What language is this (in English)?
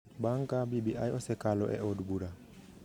Luo (Kenya and Tanzania)